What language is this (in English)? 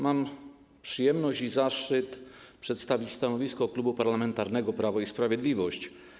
Polish